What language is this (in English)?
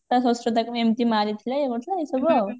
Odia